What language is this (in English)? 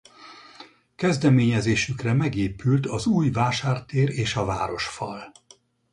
Hungarian